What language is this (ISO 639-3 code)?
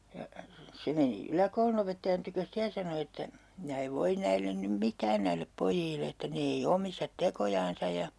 fin